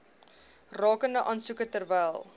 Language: Afrikaans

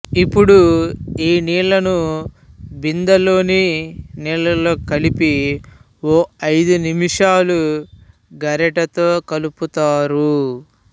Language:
Telugu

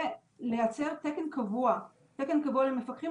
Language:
Hebrew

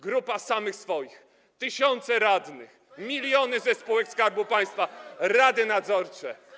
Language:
Polish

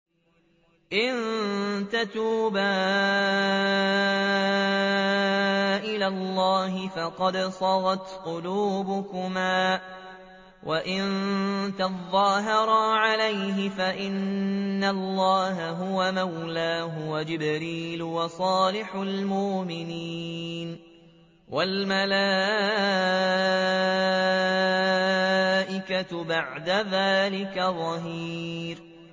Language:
Arabic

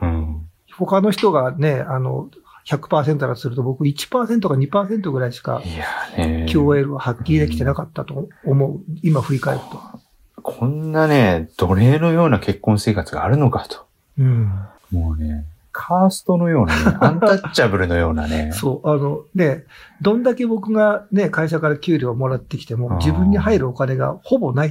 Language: Japanese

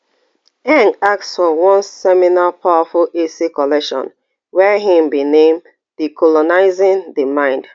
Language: Nigerian Pidgin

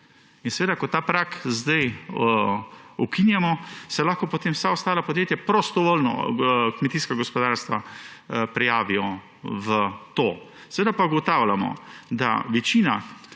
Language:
Slovenian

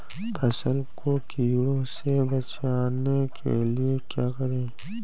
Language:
Hindi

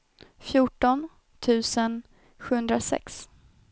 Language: Swedish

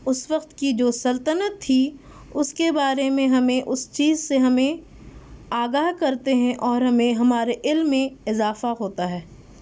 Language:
Urdu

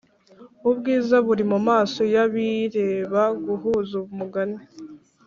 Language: Kinyarwanda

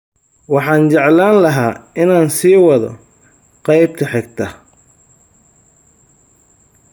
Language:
Somali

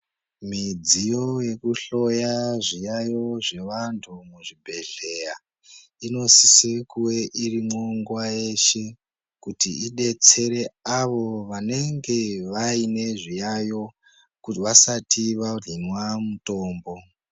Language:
Ndau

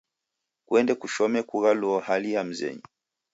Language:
Taita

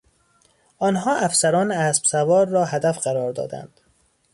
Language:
Persian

